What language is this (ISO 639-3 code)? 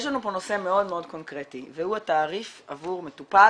heb